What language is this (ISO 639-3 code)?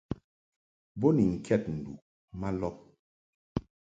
mhk